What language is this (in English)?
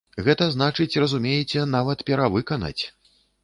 Belarusian